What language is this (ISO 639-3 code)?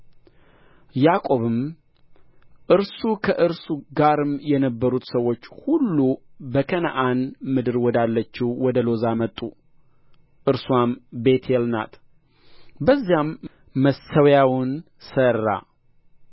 amh